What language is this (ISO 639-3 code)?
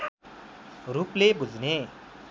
nep